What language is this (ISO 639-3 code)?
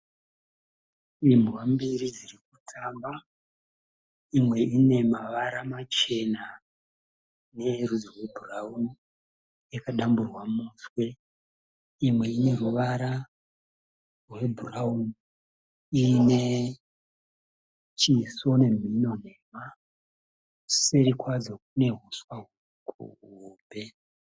sna